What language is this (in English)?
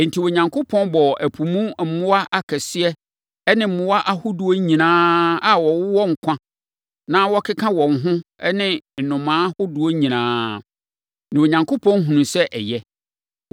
Akan